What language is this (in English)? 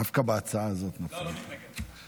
Hebrew